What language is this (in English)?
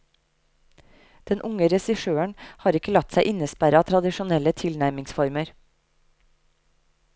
Norwegian